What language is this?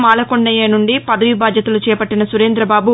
Telugu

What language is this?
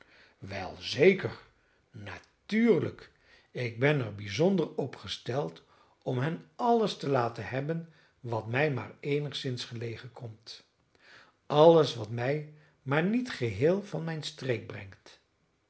Dutch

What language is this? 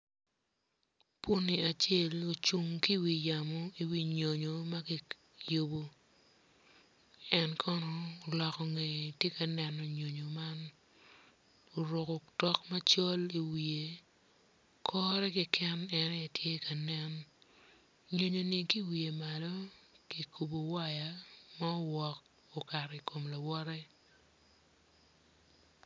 Acoli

